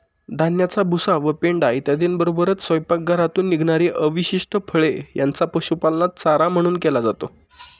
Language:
Marathi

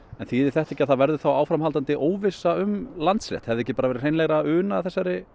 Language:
Icelandic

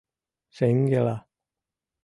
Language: Mari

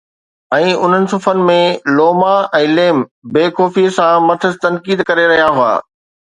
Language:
Sindhi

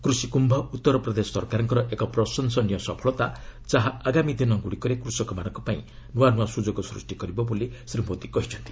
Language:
Odia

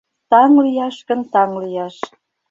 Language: Mari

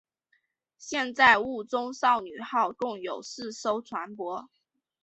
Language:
Chinese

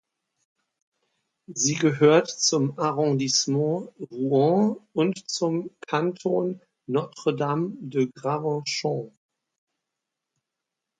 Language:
German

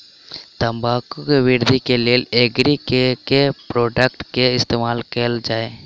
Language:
Maithili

